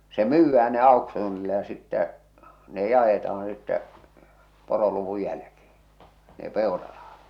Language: Finnish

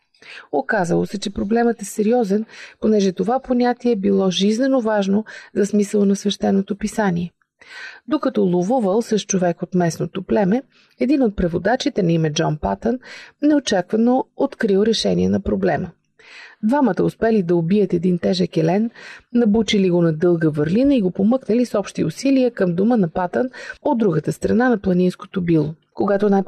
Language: Bulgarian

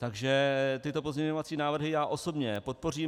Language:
Czech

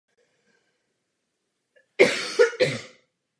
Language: Czech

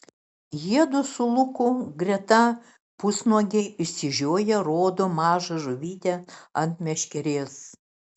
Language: Lithuanian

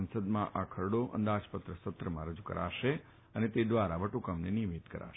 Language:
Gujarati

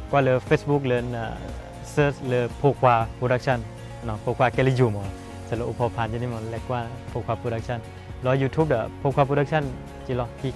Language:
Thai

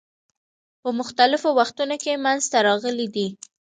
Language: Pashto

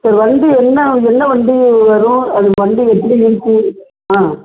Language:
Tamil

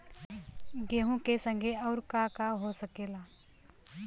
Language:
Bhojpuri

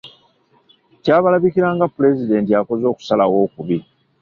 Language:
Ganda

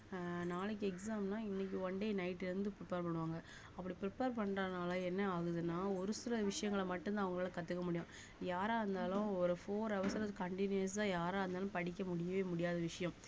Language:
Tamil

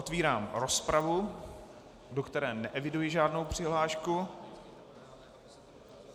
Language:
Czech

